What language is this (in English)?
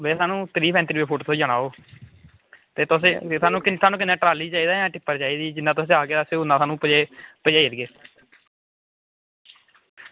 Dogri